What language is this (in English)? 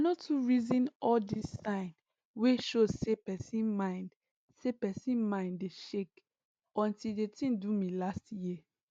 Nigerian Pidgin